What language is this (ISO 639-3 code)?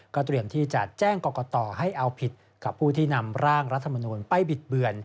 tha